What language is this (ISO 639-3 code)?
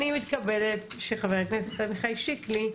heb